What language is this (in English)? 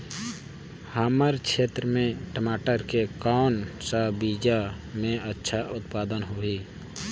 Chhattisgarhi